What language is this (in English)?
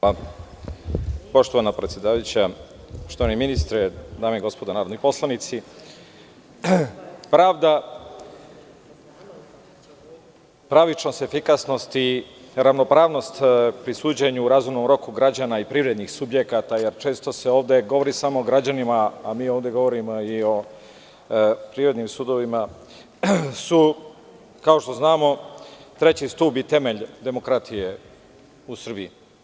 Serbian